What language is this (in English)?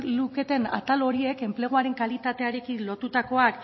Basque